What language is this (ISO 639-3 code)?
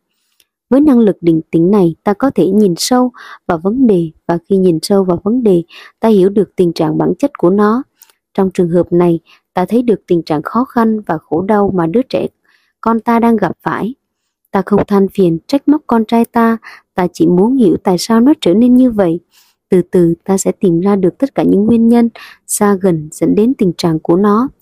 vie